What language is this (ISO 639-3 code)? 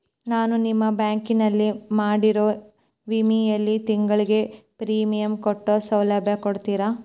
kan